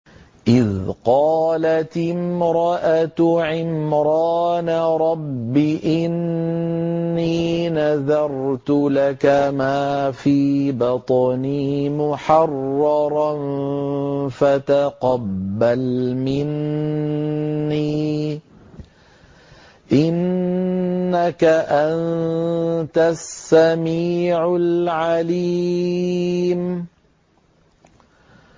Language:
Arabic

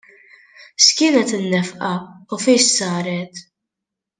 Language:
Maltese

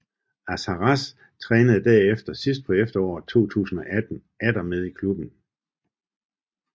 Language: Danish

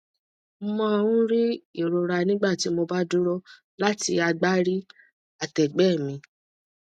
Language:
Yoruba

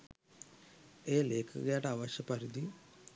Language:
Sinhala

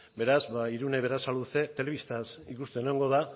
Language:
Basque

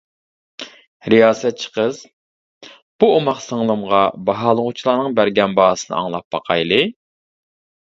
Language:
Uyghur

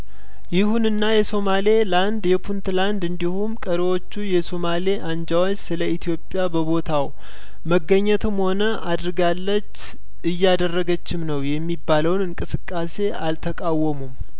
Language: Amharic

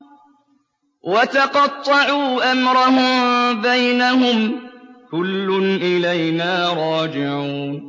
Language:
Arabic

